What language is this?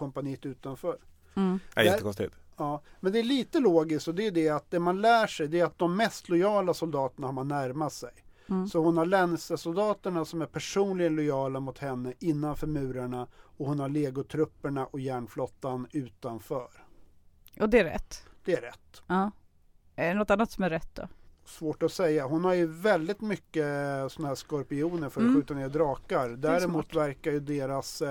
Swedish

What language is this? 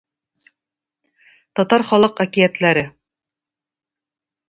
Tatar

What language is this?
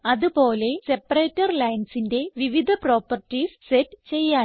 Malayalam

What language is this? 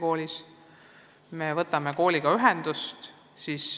Estonian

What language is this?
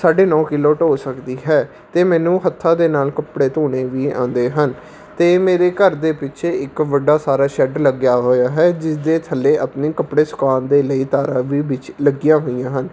Punjabi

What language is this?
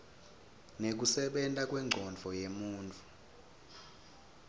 Swati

